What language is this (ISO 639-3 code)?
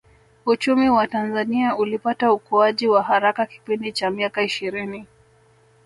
swa